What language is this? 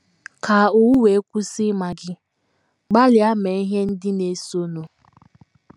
Igbo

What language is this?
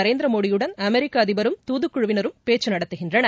Tamil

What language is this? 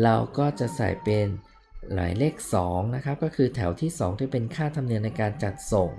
Thai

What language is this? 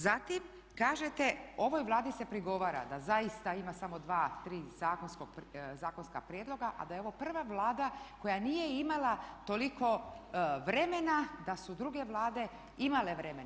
Croatian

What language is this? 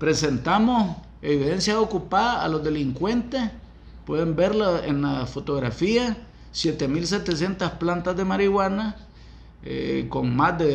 Spanish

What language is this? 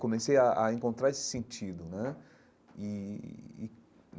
Portuguese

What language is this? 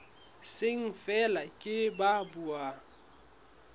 Southern Sotho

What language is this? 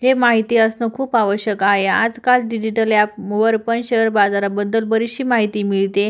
Marathi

